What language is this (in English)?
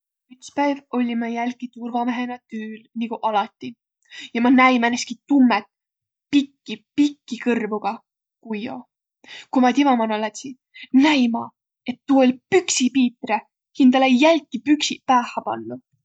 Võro